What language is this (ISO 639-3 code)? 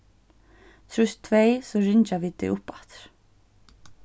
fao